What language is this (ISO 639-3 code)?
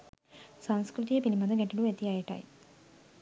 sin